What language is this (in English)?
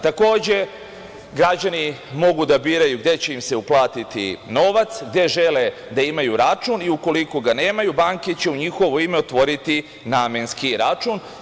Serbian